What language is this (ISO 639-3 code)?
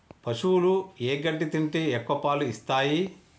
tel